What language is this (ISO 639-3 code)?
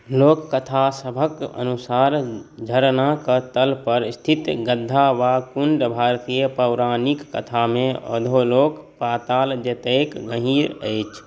mai